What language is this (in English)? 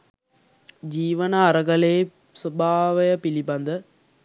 Sinhala